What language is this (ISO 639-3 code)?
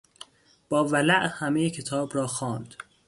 fas